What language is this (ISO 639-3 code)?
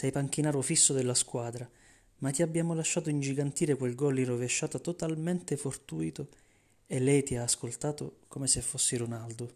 ita